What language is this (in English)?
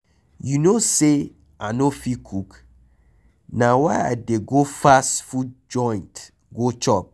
Nigerian Pidgin